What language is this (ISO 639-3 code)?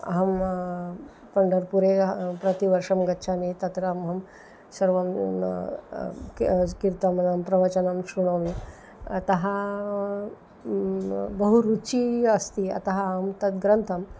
san